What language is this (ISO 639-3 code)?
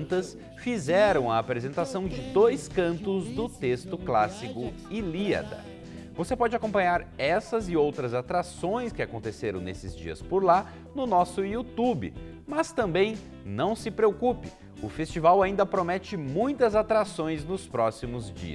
por